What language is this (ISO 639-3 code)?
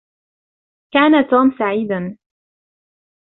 ara